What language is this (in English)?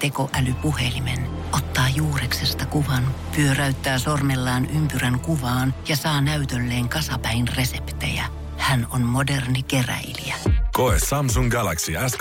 Finnish